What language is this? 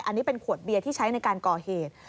Thai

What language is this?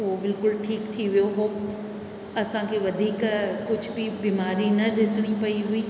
Sindhi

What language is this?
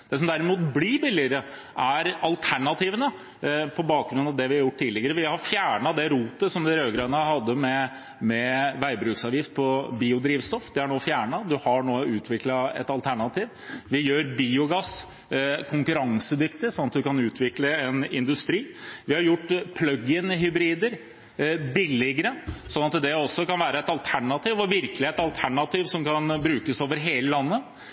Norwegian Bokmål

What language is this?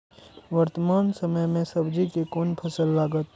Maithili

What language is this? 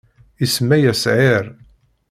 Kabyle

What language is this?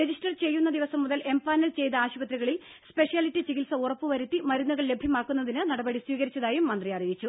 Malayalam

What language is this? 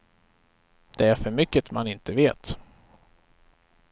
Swedish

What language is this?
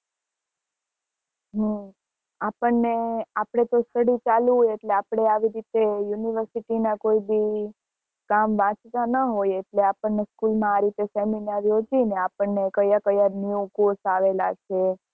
Gujarati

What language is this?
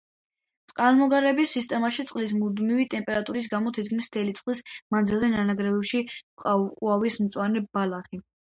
Georgian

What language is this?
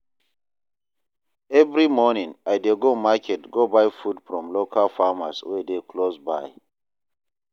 Nigerian Pidgin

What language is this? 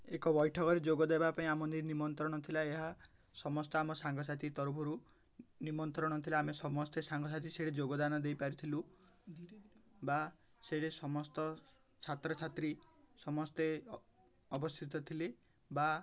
Odia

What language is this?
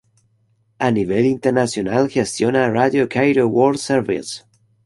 Spanish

